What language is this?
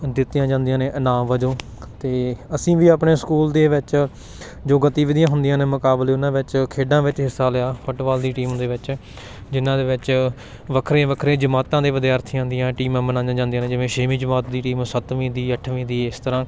Punjabi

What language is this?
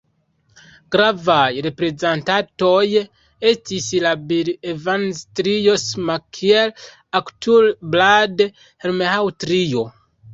Esperanto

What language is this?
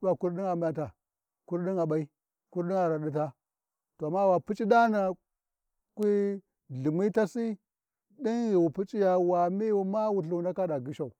Warji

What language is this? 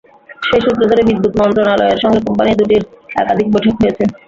Bangla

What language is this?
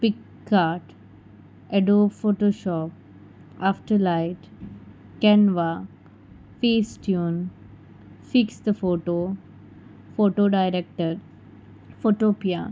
Konkani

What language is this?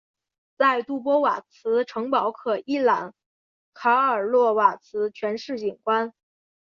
Chinese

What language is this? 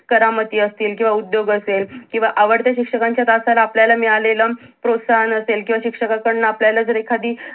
Marathi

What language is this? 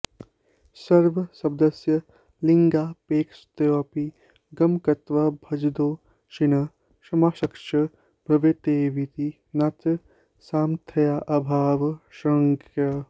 Sanskrit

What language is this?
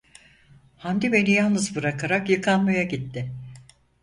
Turkish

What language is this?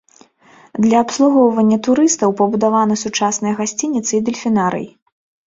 Belarusian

